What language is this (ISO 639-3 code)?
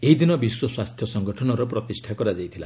ori